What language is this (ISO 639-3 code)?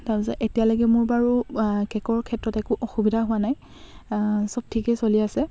asm